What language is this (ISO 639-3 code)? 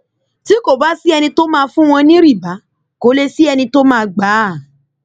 yor